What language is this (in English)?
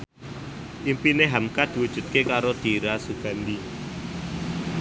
Javanese